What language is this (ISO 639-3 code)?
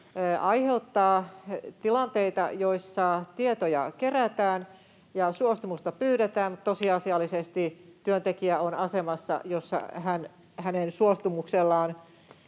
fin